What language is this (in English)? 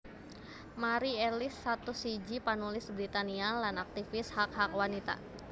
Javanese